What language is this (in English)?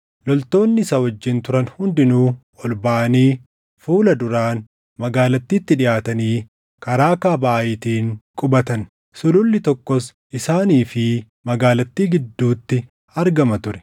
Oromo